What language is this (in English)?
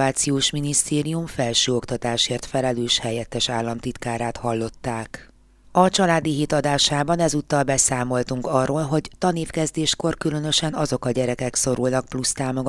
Hungarian